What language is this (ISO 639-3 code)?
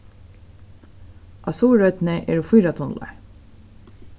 fao